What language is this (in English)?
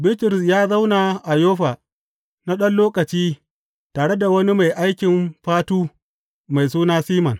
Hausa